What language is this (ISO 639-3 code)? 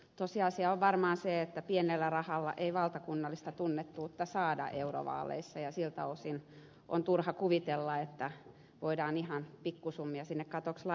fin